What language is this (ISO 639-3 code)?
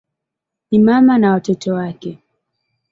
swa